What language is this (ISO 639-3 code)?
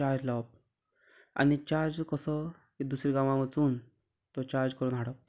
kok